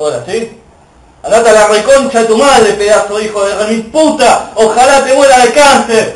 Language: Spanish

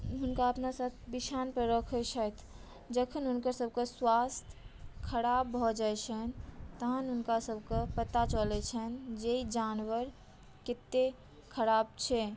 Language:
Maithili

